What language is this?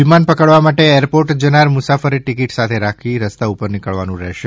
Gujarati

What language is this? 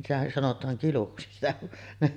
Finnish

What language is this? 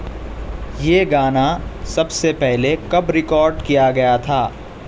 Urdu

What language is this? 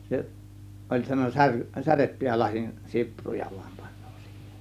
Finnish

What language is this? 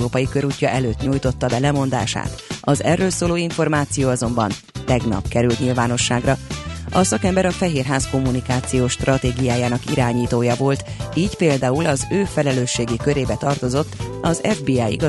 Hungarian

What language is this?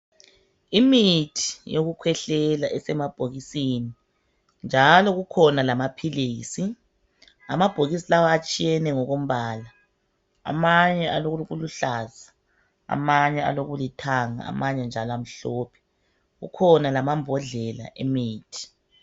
North Ndebele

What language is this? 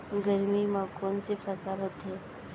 Chhattisgarhi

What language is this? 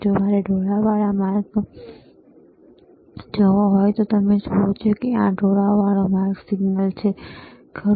Gujarati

